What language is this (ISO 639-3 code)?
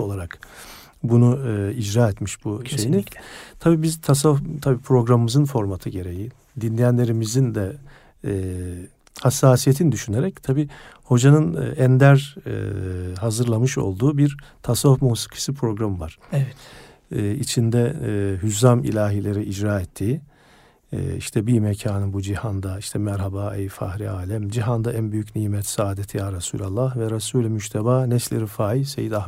tur